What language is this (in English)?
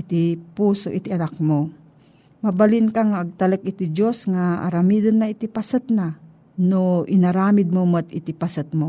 Filipino